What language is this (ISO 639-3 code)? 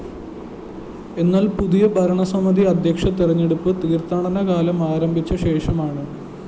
mal